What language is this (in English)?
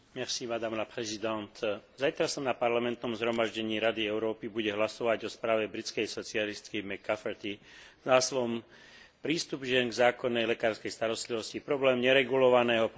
Slovak